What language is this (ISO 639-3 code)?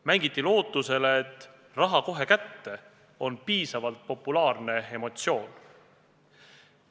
est